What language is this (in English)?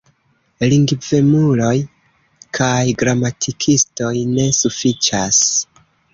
Esperanto